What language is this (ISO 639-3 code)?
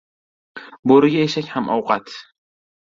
uzb